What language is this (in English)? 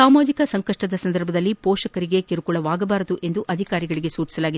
Kannada